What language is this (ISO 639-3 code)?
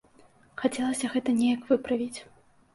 bel